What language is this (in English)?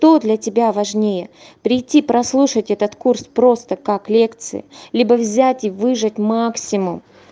Russian